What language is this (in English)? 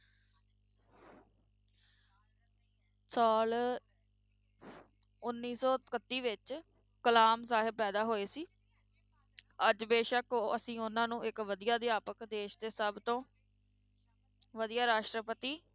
Punjabi